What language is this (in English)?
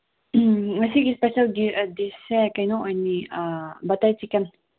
Manipuri